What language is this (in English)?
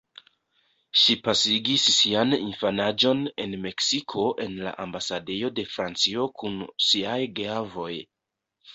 Esperanto